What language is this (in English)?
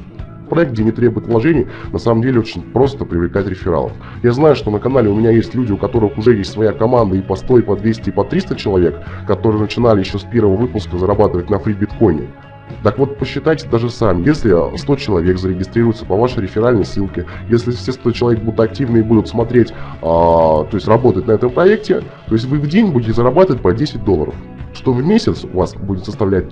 Russian